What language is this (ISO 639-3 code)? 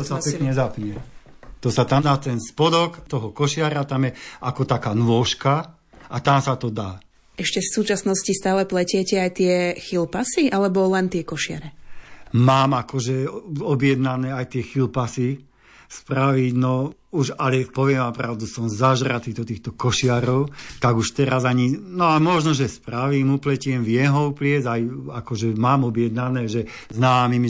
slk